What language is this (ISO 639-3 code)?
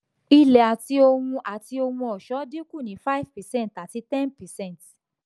yor